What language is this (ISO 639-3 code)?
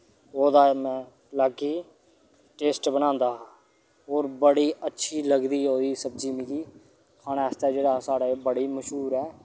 doi